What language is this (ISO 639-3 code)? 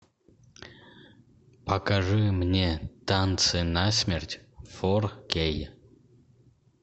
rus